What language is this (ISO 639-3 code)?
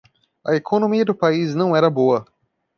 por